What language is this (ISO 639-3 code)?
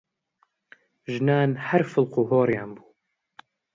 ckb